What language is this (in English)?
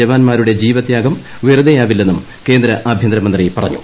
Malayalam